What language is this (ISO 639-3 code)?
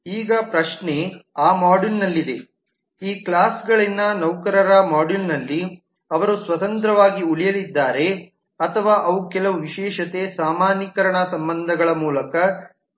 kan